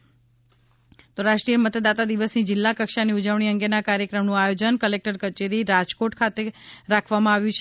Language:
Gujarati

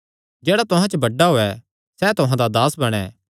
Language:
Kangri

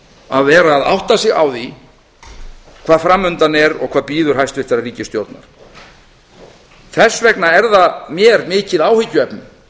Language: Icelandic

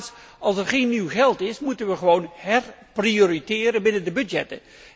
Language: Dutch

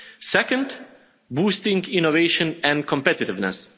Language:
English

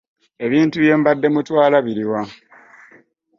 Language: Ganda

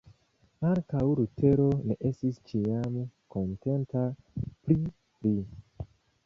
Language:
Esperanto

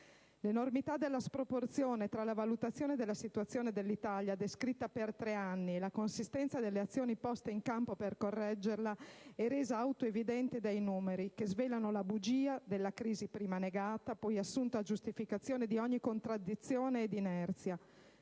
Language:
Italian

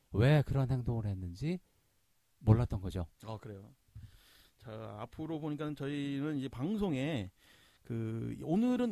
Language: Korean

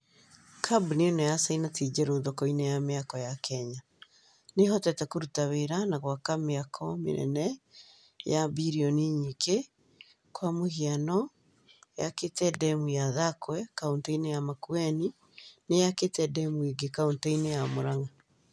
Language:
Kikuyu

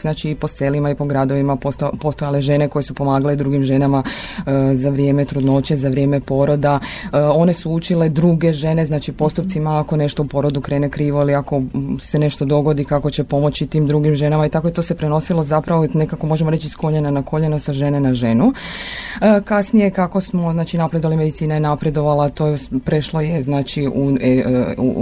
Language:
Croatian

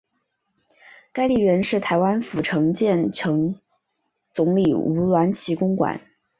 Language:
Chinese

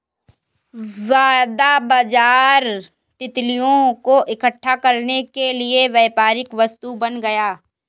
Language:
Hindi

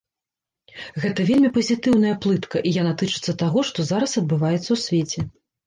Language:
Belarusian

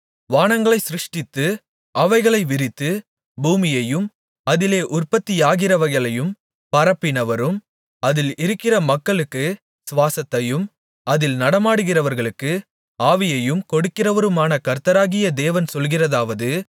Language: Tamil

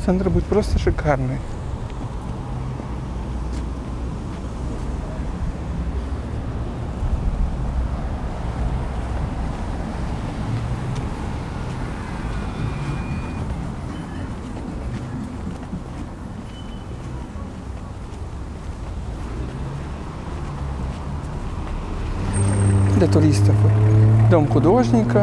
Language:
Russian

